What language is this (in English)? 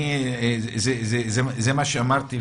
Hebrew